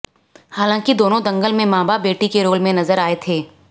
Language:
Hindi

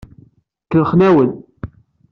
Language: Kabyle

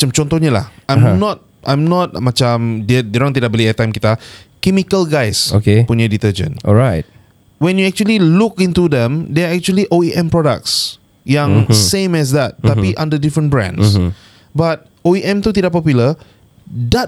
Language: Malay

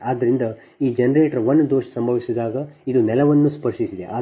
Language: Kannada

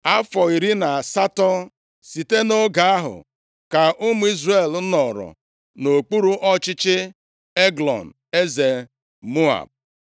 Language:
Igbo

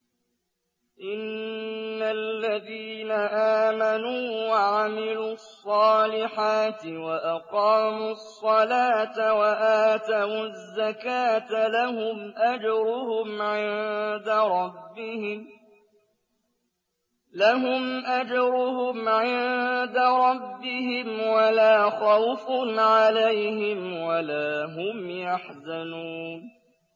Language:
Arabic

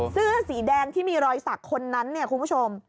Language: Thai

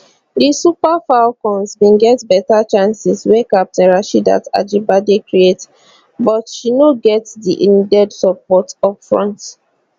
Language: Nigerian Pidgin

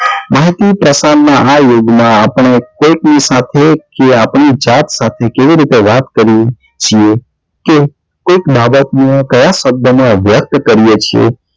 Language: Gujarati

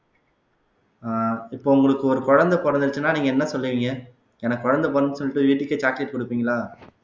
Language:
Tamil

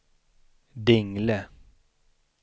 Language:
Swedish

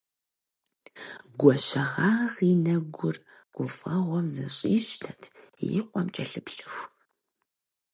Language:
Kabardian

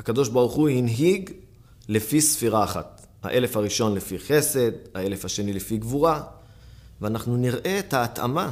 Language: Hebrew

